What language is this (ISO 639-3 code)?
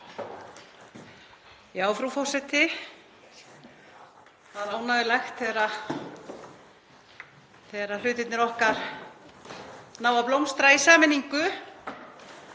isl